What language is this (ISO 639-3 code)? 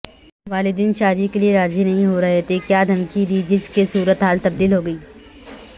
urd